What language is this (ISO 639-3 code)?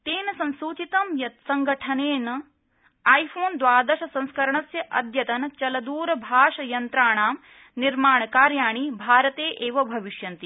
san